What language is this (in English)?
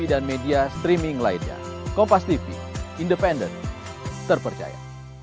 Indonesian